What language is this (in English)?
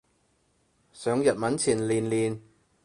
Cantonese